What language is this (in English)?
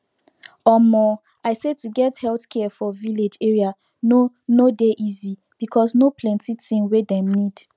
Nigerian Pidgin